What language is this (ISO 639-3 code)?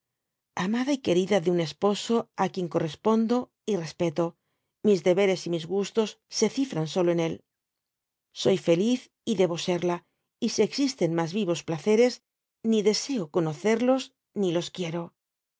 spa